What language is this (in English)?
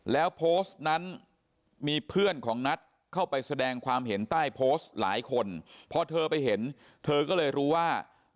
Thai